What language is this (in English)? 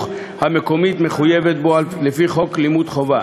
Hebrew